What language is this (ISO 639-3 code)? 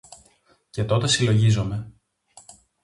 ell